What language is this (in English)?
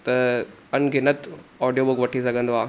Sindhi